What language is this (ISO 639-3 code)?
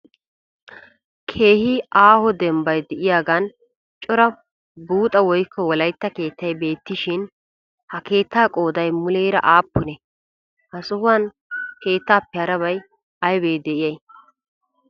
wal